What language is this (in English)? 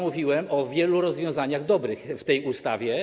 Polish